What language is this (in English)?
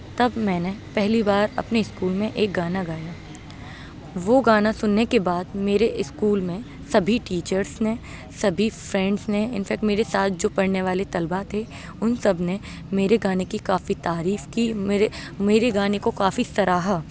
Urdu